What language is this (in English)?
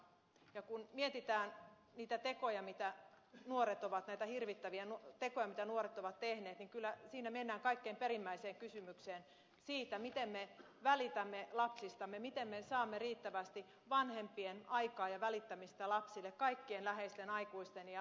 Finnish